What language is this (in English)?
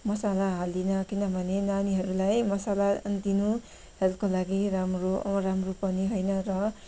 Nepali